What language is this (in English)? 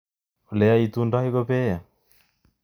Kalenjin